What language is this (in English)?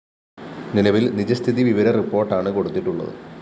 Malayalam